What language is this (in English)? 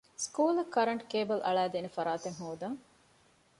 Divehi